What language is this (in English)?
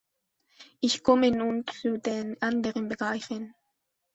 German